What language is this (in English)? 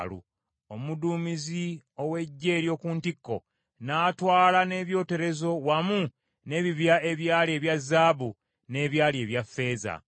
Ganda